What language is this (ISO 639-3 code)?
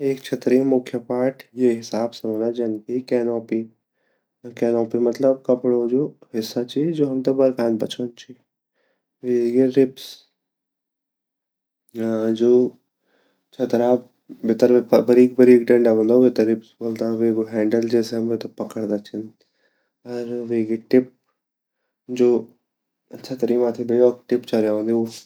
gbm